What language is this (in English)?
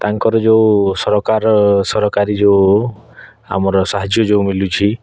Odia